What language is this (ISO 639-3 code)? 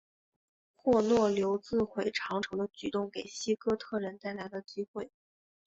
zho